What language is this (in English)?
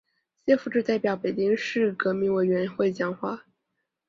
Chinese